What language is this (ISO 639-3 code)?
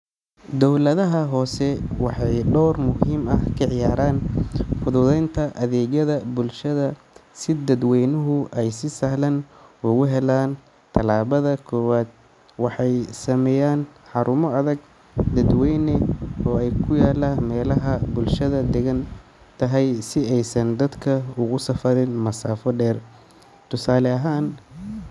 som